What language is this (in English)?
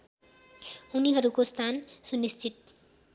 Nepali